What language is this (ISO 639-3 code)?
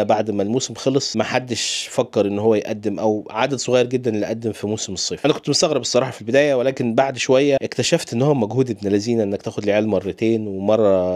ara